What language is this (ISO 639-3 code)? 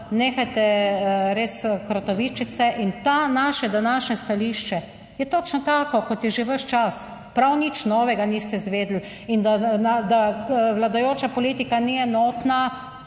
slv